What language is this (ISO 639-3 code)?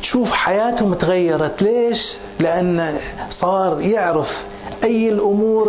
ara